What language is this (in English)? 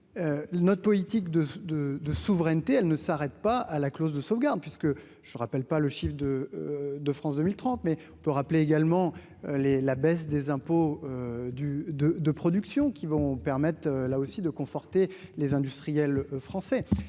French